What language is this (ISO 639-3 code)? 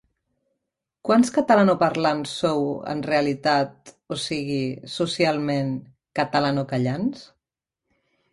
cat